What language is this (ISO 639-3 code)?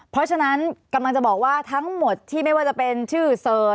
tha